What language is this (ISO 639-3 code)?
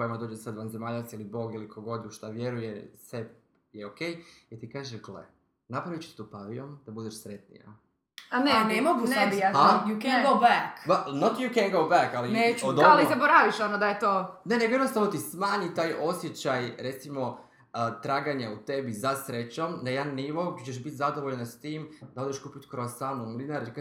hrv